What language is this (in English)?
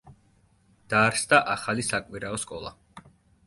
Georgian